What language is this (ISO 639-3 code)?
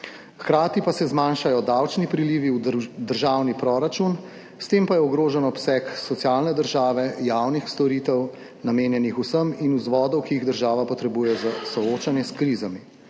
slv